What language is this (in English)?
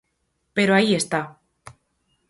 Galician